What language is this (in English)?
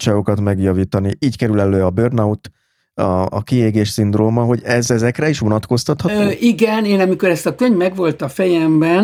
Hungarian